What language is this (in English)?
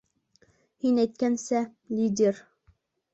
Bashkir